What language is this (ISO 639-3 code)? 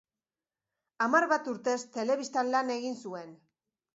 eus